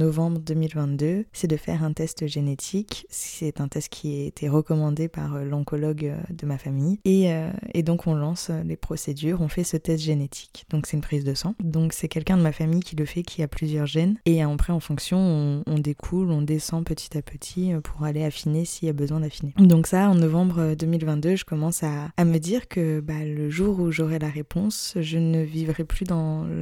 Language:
French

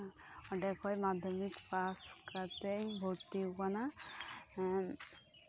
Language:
Santali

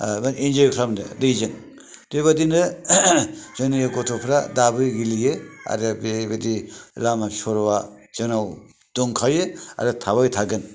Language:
Bodo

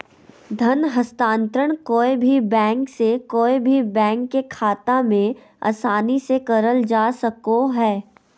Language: Magahi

